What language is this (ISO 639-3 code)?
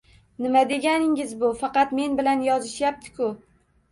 uzb